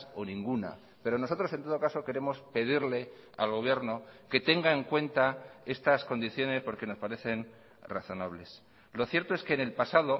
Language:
Spanish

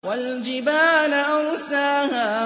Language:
Arabic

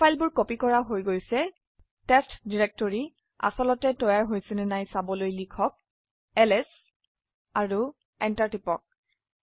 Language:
Assamese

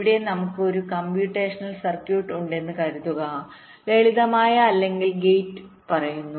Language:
Malayalam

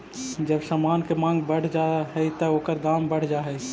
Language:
Magahi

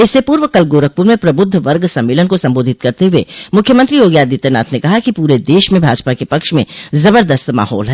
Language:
Hindi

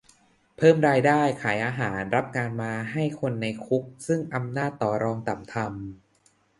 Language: Thai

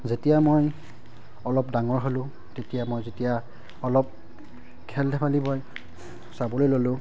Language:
Assamese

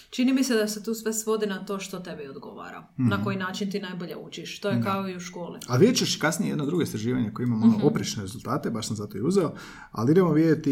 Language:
Croatian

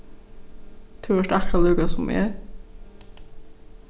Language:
Faroese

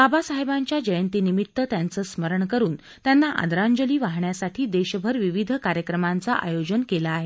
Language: Marathi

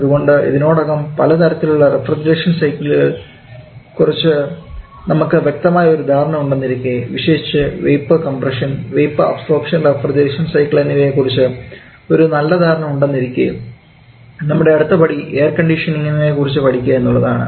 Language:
Malayalam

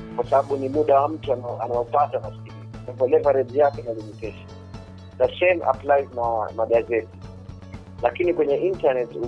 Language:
Swahili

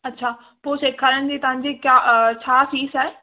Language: Sindhi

